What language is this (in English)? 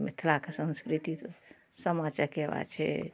Maithili